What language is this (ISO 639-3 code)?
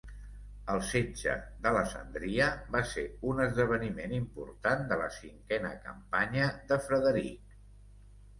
cat